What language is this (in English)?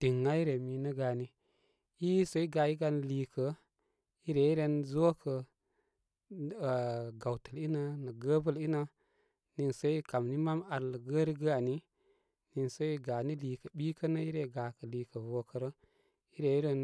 Koma